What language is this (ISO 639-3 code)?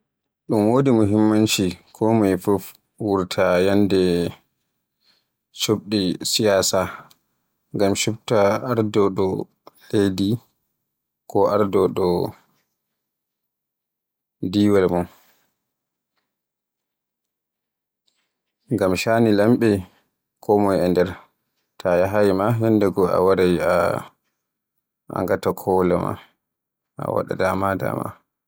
fue